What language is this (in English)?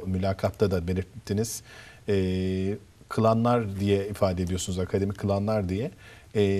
Turkish